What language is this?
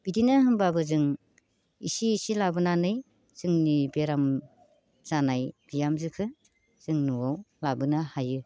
Bodo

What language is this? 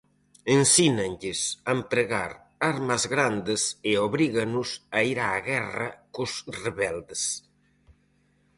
Galician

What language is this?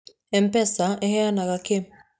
Kikuyu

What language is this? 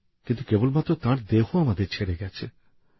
Bangla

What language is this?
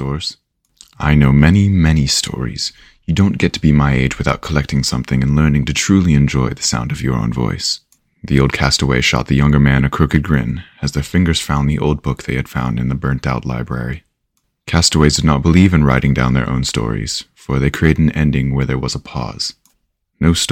English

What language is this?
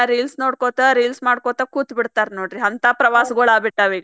Kannada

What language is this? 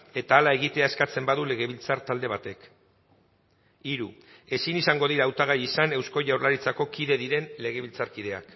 Basque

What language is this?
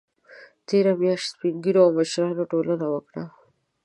Pashto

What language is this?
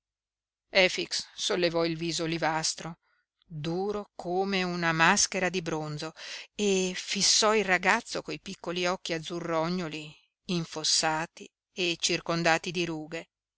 Italian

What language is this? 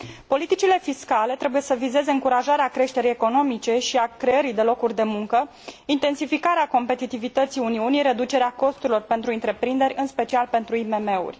Romanian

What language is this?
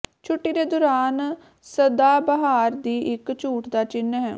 Punjabi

